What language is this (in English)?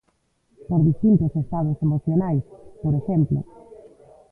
Galician